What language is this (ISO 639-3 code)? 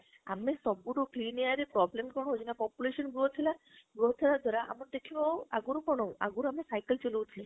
ori